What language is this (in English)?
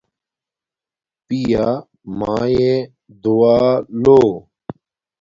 Domaaki